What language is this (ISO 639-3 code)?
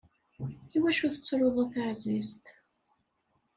kab